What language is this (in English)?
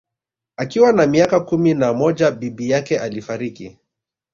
Swahili